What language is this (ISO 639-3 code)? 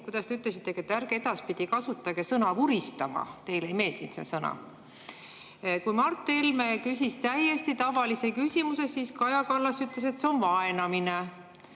est